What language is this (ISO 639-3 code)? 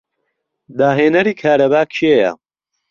ckb